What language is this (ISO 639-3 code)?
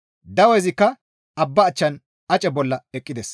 gmv